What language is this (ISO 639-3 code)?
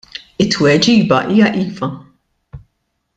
mlt